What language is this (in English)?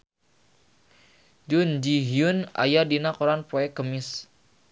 Sundanese